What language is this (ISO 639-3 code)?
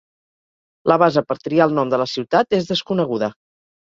cat